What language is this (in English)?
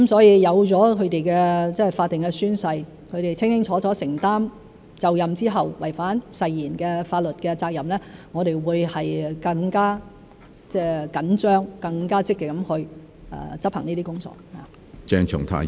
Cantonese